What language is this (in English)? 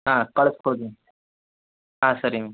Kannada